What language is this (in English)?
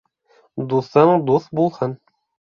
Bashkir